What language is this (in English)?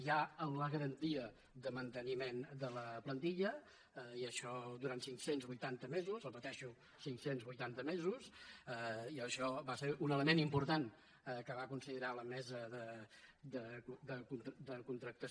Catalan